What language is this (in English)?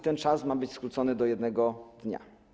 Polish